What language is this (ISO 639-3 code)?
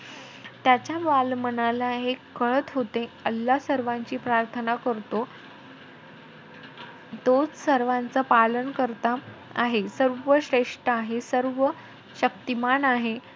mar